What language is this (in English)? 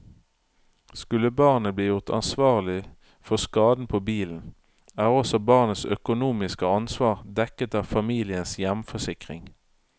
Norwegian